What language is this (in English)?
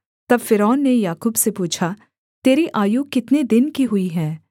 Hindi